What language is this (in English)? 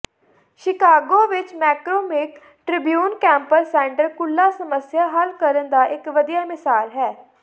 Punjabi